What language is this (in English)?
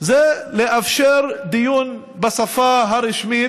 Hebrew